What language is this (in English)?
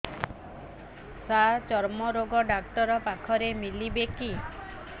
Odia